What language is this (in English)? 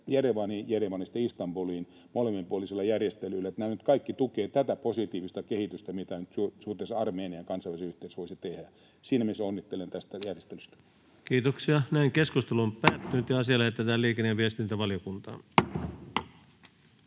Finnish